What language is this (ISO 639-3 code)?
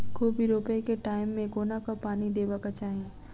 mai